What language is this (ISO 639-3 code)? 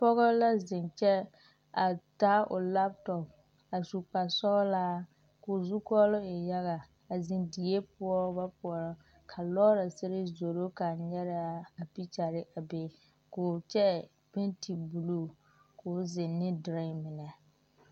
dga